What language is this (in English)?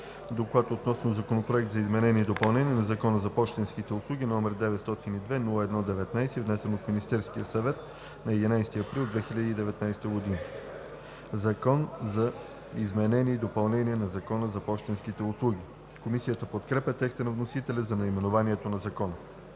Bulgarian